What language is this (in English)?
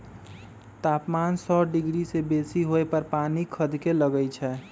Magahi